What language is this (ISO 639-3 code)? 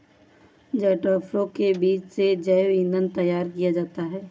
hin